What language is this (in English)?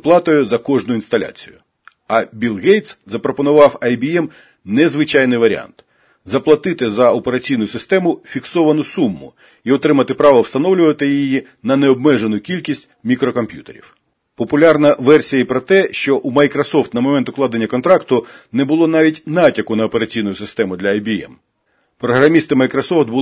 Ukrainian